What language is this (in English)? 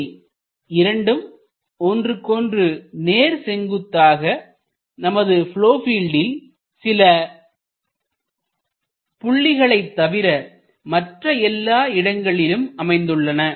Tamil